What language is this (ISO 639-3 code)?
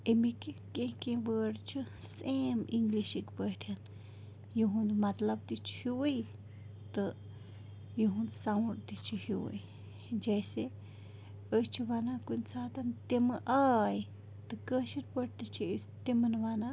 kas